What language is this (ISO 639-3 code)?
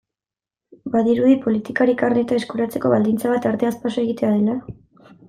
eus